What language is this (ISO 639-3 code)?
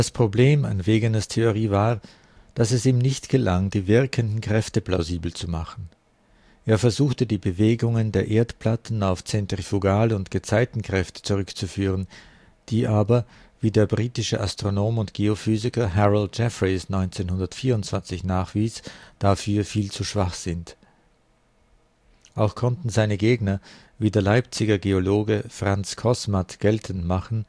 deu